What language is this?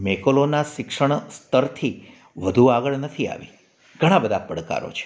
Gujarati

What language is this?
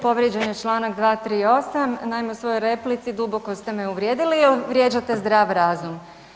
Croatian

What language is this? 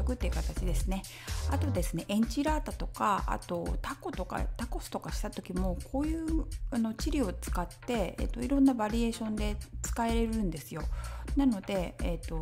Japanese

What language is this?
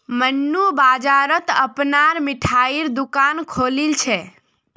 Magahi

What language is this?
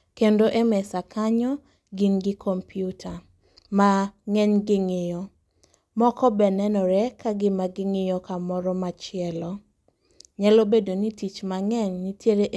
Luo (Kenya and Tanzania)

